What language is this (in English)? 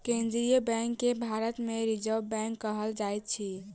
Maithili